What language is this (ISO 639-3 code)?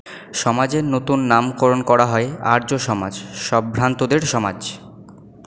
ben